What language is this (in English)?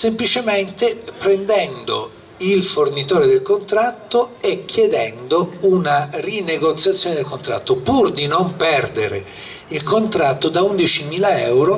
Italian